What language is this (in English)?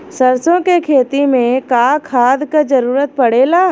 Bhojpuri